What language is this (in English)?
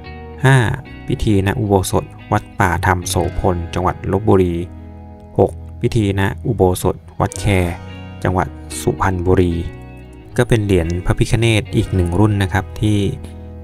Thai